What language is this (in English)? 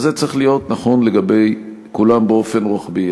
Hebrew